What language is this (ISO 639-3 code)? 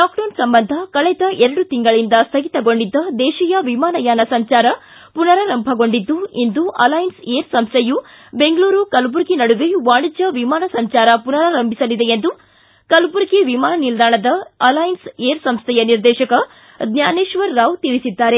kan